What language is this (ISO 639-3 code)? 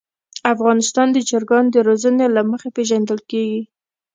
pus